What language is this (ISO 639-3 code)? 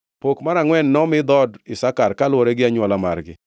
luo